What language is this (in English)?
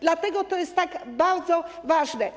Polish